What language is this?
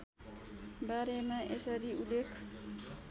Nepali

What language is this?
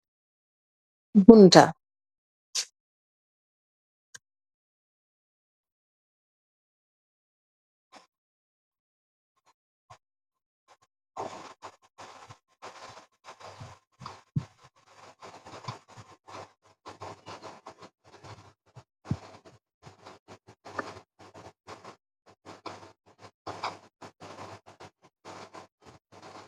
Wolof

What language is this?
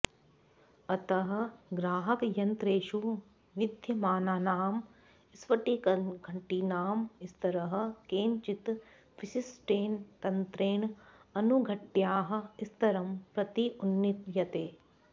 Sanskrit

